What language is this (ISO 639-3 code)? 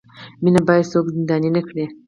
pus